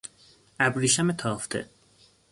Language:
Persian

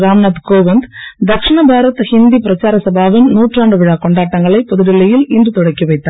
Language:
Tamil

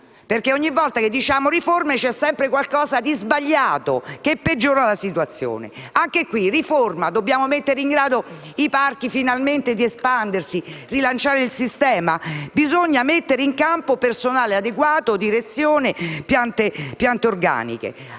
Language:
Italian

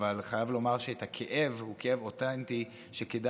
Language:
Hebrew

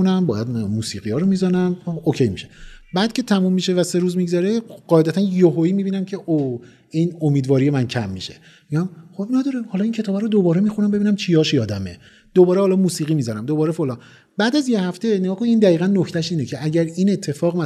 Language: Persian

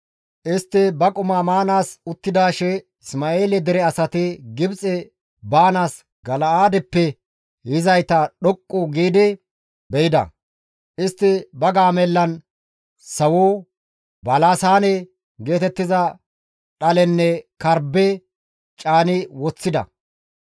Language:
Gamo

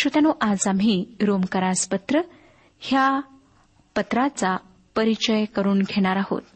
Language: Marathi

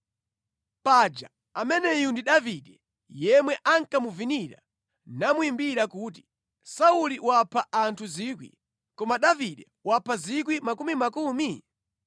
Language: Nyanja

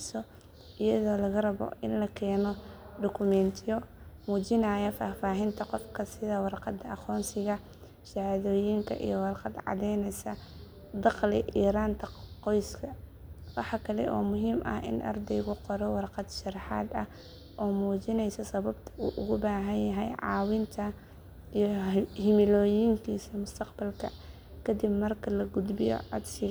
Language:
Somali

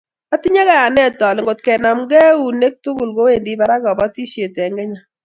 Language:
Kalenjin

